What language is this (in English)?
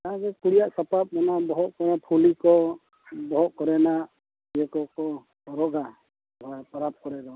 Santali